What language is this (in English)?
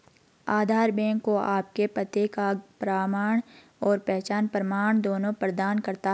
Hindi